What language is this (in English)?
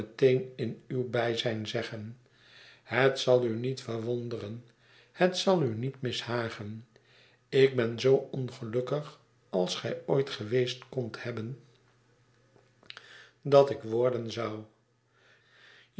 Dutch